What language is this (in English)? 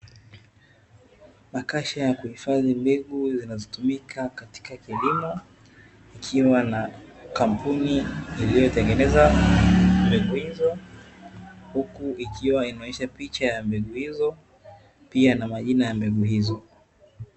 Swahili